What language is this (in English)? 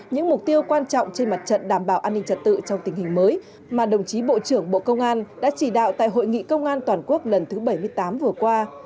Vietnamese